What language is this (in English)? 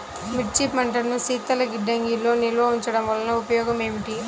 Telugu